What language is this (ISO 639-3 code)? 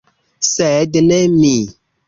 epo